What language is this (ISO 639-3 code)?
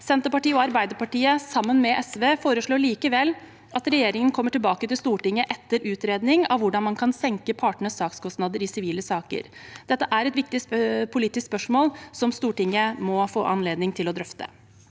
nor